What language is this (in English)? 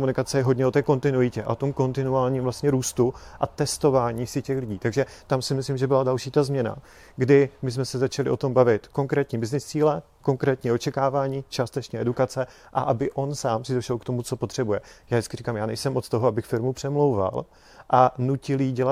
Czech